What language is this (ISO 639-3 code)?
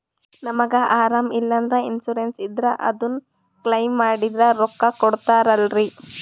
kan